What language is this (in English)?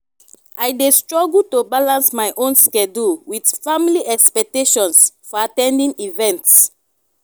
Nigerian Pidgin